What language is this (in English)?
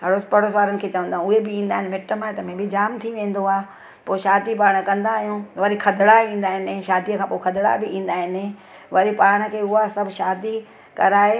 Sindhi